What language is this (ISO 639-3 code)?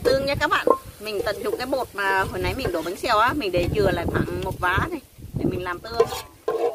vie